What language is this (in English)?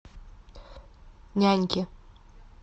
Russian